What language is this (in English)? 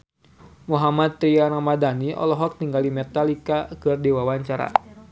Sundanese